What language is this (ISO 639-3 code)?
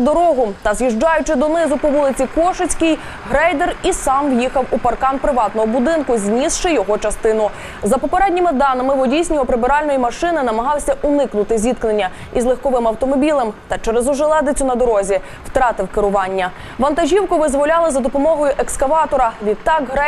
ukr